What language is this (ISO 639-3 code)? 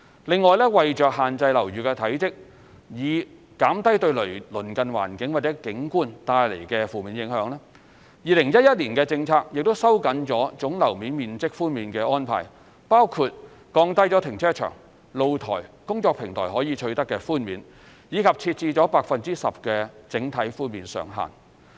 yue